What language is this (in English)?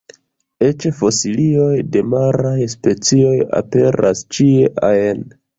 Esperanto